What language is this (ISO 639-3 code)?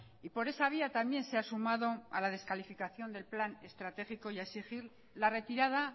spa